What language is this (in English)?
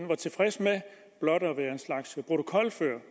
Danish